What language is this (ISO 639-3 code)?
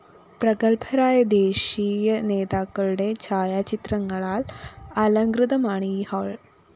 mal